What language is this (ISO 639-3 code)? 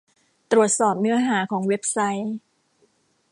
tha